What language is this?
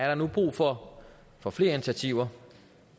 Danish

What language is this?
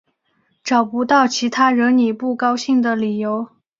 Chinese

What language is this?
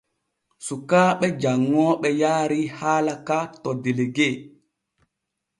Borgu Fulfulde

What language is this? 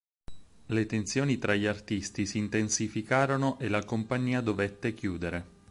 Italian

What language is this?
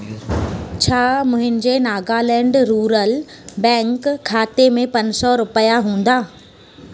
Sindhi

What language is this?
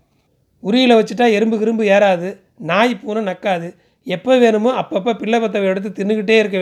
Tamil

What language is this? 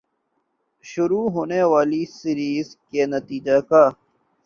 Urdu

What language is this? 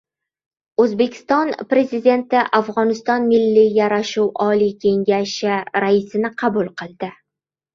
Uzbek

